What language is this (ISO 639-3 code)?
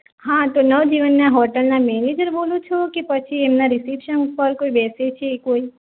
guj